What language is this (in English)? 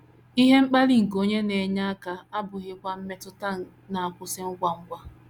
Igbo